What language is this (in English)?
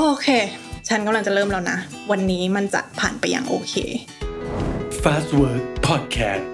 Thai